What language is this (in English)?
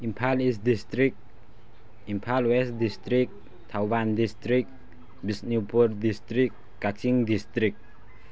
Manipuri